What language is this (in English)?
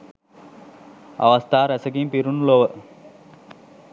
Sinhala